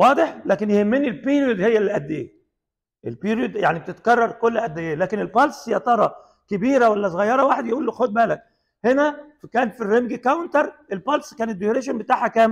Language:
Arabic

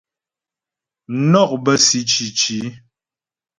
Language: Ghomala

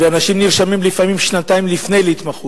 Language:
Hebrew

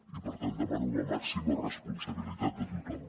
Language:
Catalan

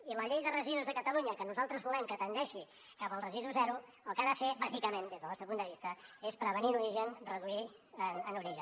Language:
Catalan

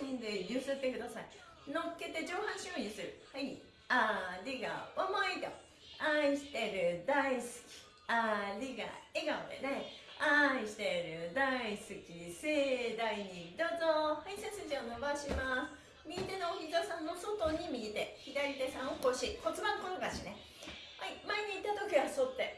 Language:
Japanese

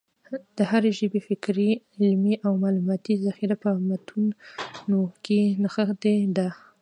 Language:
Pashto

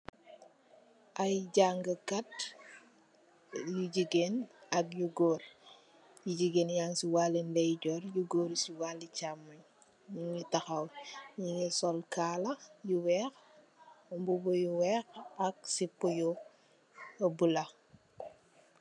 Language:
Wolof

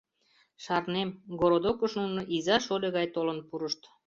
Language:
Mari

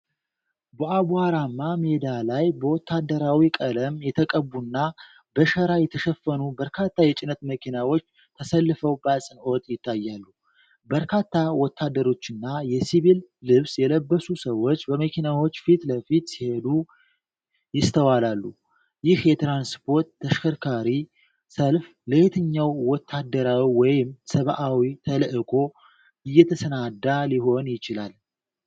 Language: Amharic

